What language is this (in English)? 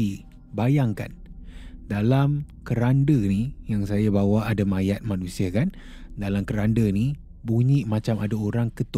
Malay